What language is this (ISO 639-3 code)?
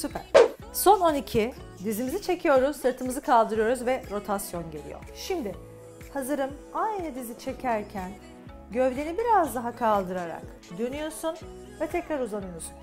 tur